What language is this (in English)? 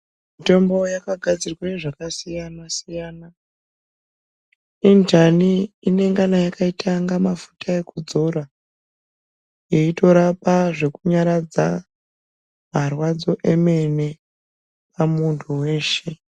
Ndau